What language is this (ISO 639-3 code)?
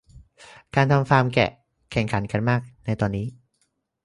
tha